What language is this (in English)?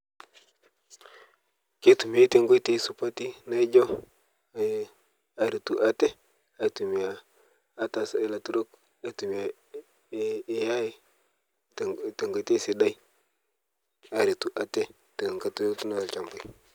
Masai